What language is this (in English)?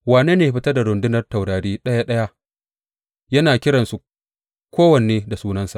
Hausa